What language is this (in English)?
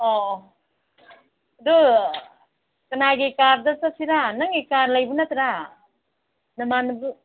Manipuri